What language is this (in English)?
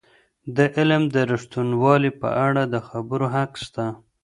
Pashto